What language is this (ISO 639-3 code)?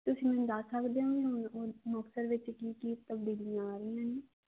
pan